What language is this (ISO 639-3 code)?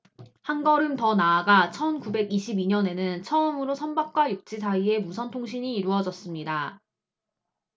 kor